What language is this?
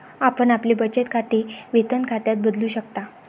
Marathi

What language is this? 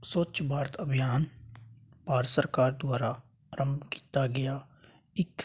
Punjabi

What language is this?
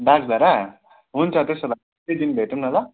Nepali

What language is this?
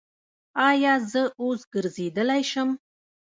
Pashto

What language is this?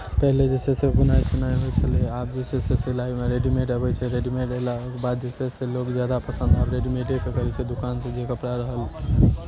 Maithili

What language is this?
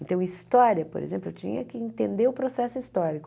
Portuguese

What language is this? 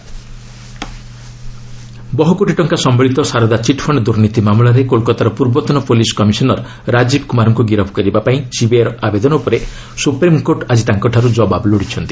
Odia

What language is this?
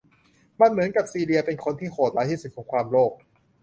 Thai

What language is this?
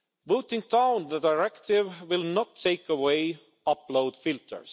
English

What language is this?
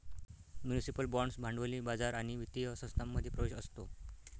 Marathi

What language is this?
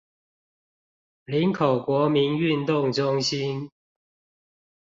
Chinese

